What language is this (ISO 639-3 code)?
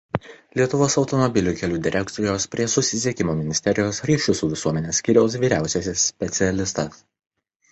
lit